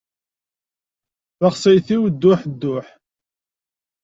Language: Kabyle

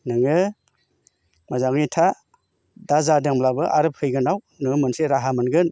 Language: Bodo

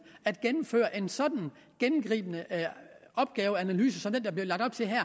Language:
Danish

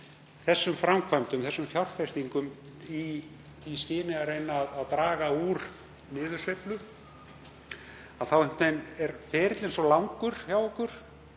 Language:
Icelandic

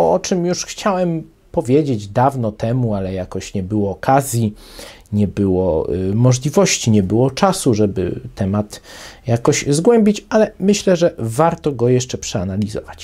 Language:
Polish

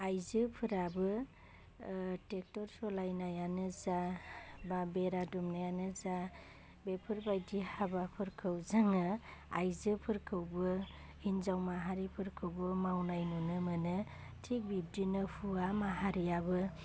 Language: Bodo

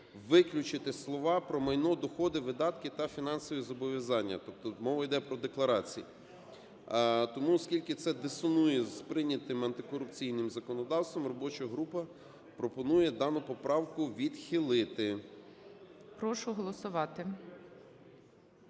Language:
Ukrainian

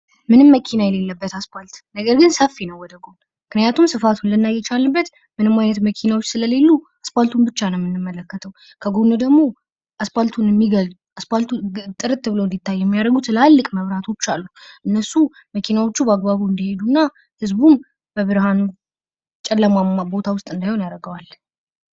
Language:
Amharic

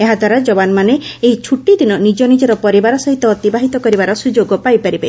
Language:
Odia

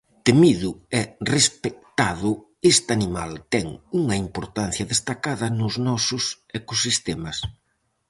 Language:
Galician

